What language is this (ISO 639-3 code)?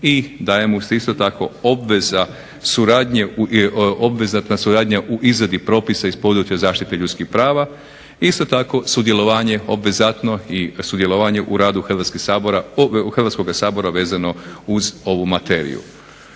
hrv